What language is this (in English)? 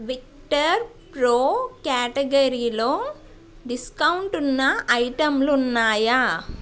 Telugu